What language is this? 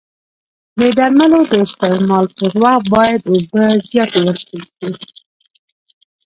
Pashto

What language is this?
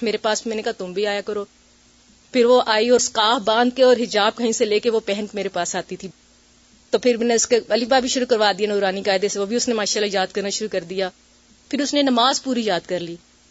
Urdu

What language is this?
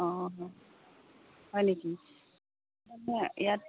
Assamese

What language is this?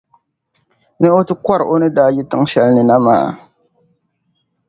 Dagbani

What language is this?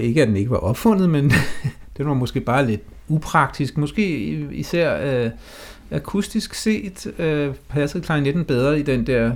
Danish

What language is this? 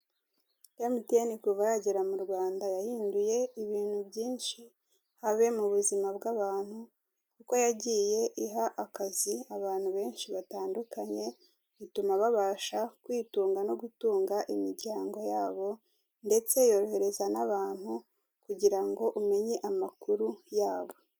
Kinyarwanda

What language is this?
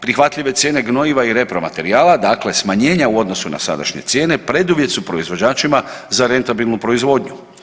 Croatian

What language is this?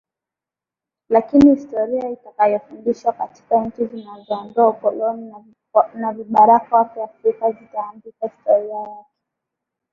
Swahili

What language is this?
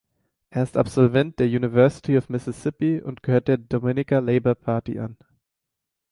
German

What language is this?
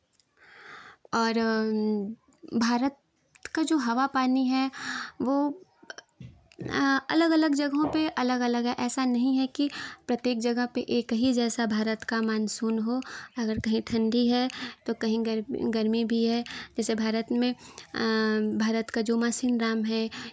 Hindi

